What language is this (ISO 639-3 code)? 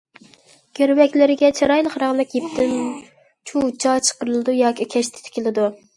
uig